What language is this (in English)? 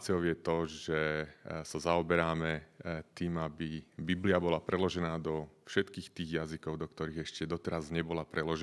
Slovak